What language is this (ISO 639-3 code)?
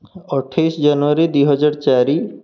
ori